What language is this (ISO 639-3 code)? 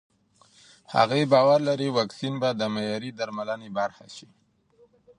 pus